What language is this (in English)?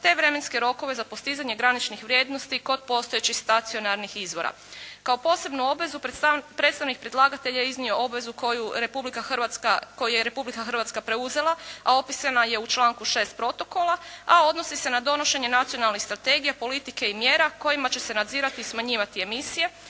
Croatian